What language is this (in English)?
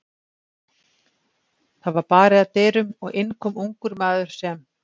Icelandic